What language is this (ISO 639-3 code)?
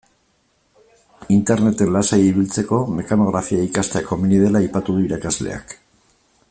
eus